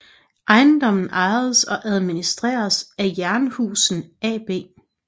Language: Danish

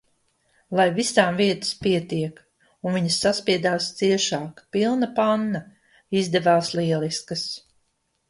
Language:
Latvian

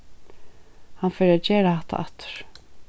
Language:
Faroese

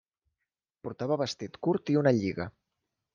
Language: Catalan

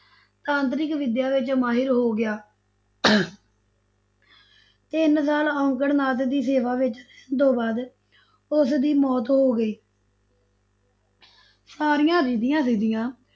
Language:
Punjabi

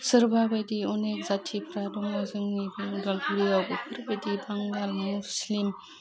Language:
Bodo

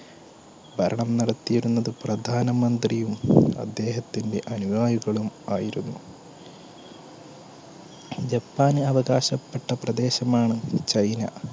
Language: Malayalam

